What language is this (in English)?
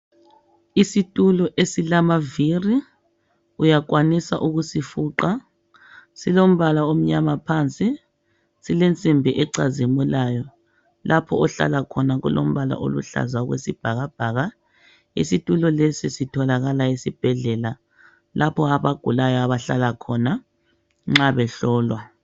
North Ndebele